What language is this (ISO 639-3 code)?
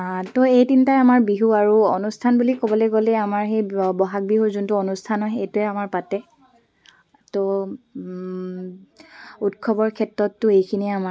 asm